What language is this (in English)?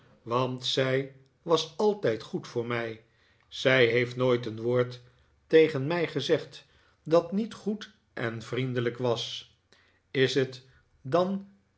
Dutch